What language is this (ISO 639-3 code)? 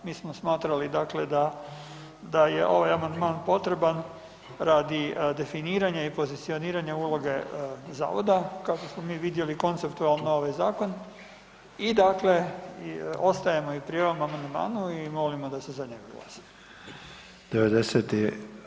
hrv